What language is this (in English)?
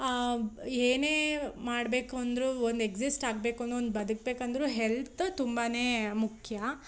Kannada